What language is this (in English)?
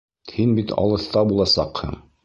Bashkir